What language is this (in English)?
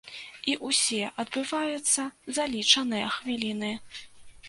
Belarusian